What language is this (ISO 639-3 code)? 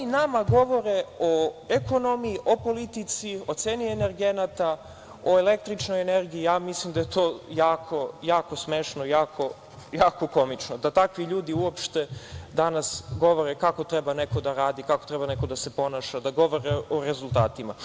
srp